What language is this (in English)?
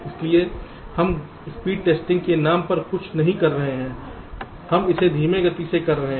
Hindi